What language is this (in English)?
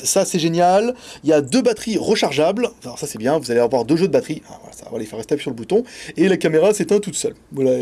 French